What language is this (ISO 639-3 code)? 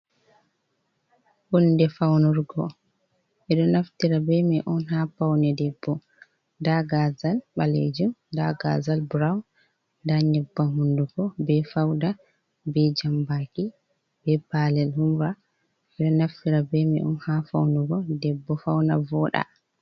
ful